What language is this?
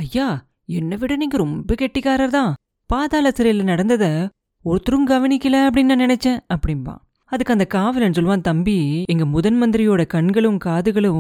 Tamil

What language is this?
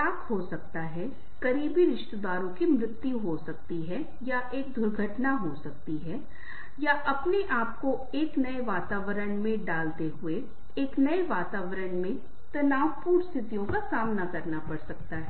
Hindi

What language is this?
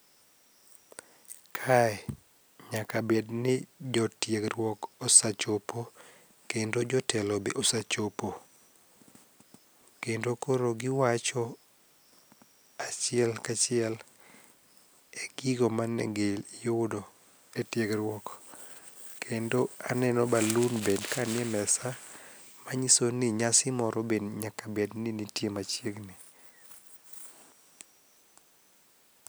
Luo (Kenya and Tanzania)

